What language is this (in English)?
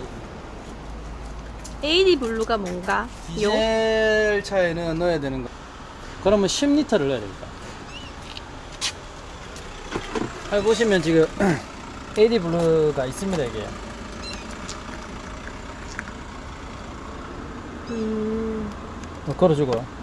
Korean